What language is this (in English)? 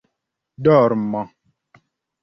Esperanto